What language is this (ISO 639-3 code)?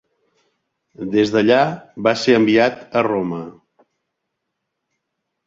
cat